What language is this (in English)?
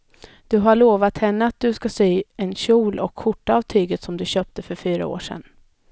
Swedish